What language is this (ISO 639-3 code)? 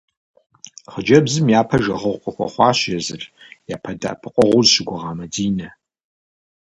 kbd